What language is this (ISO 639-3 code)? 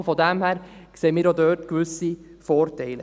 gsw